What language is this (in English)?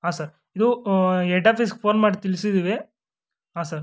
Kannada